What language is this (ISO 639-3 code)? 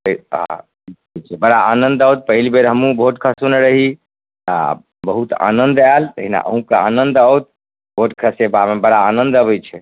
mai